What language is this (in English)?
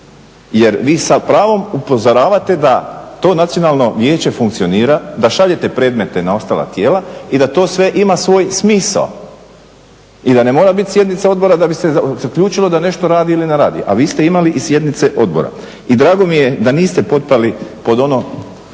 Croatian